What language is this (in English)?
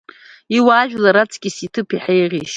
Abkhazian